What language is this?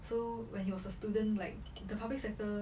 English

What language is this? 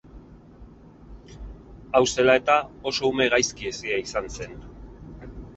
Basque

